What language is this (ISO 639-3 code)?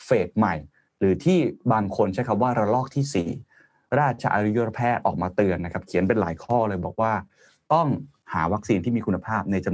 tha